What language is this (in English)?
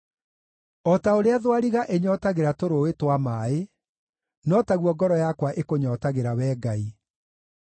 Kikuyu